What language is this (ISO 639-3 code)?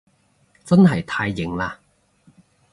yue